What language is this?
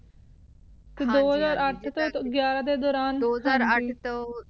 Punjabi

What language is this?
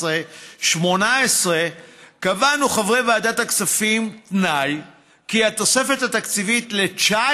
Hebrew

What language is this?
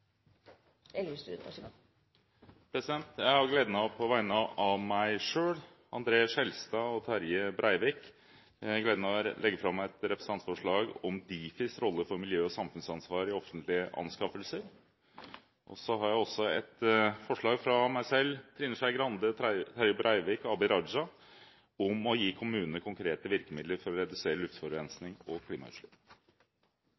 Norwegian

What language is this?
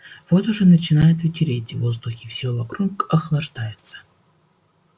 Russian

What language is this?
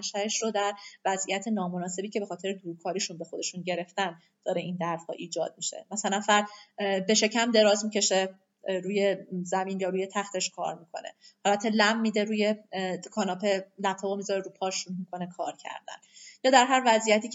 Persian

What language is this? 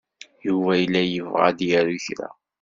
Kabyle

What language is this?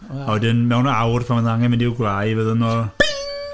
Welsh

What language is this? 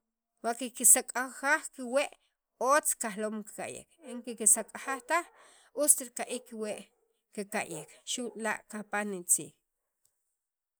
Sacapulteco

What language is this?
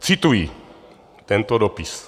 Czech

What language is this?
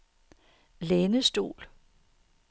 Danish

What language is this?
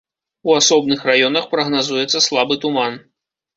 Belarusian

